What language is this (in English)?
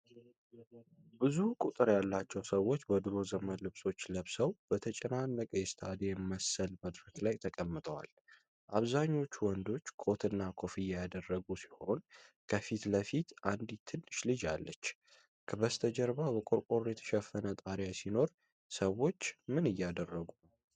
Amharic